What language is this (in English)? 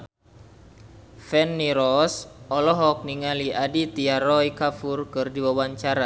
Sundanese